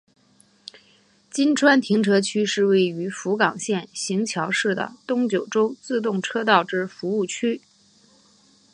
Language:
Chinese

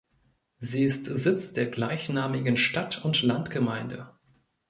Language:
German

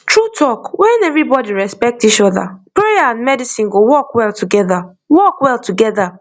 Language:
Nigerian Pidgin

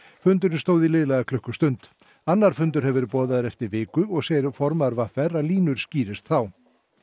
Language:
Icelandic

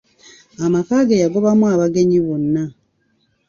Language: Ganda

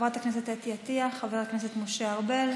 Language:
Hebrew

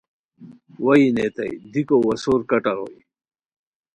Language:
Khowar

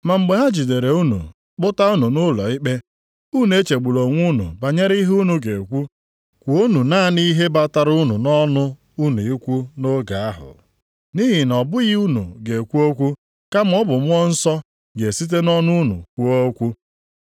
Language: Igbo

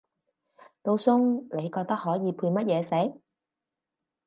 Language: Cantonese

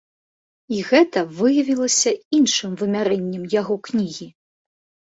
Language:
Belarusian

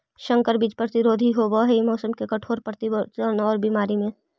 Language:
Magahi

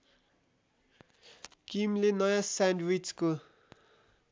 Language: Nepali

